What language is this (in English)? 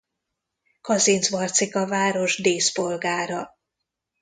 Hungarian